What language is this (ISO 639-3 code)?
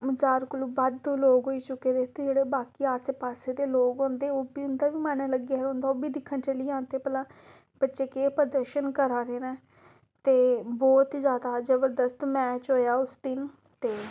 doi